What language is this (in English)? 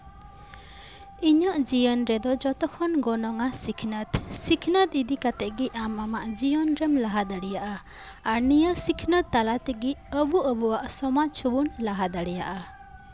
Santali